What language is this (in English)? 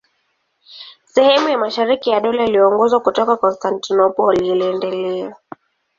Swahili